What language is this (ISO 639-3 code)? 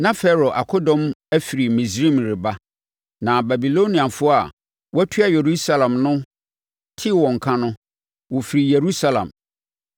aka